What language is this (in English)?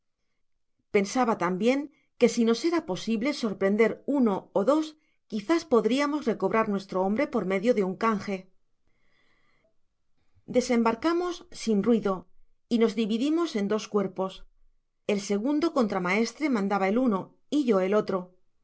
Spanish